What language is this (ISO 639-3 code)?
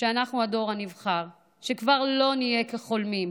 heb